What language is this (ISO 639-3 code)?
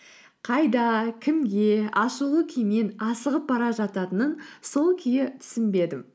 kaz